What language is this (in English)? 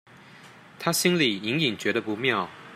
Chinese